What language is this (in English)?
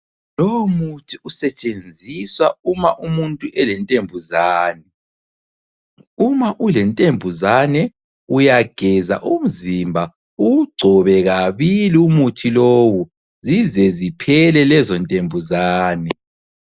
North Ndebele